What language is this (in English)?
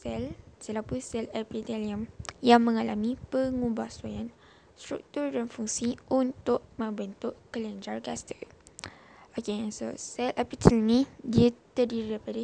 Malay